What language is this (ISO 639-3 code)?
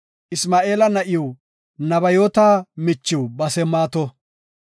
gof